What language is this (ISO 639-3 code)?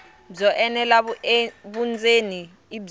tso